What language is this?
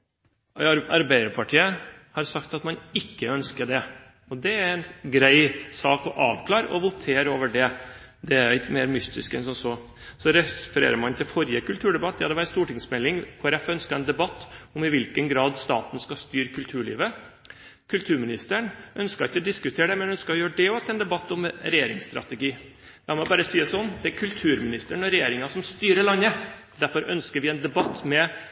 Norwegian Bokmål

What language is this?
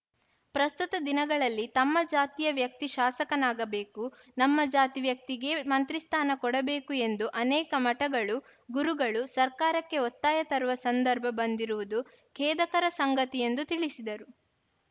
Kannada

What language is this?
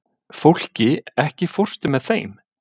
Icelandic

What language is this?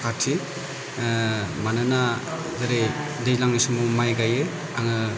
Bodo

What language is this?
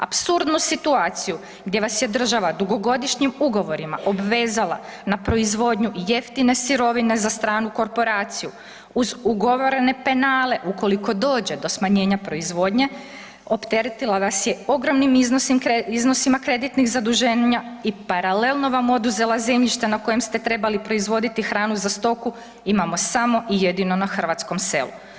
Croatian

